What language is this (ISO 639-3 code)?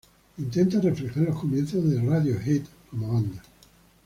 spa